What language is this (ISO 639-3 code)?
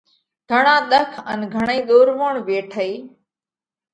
kvx